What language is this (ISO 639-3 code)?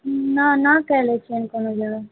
mai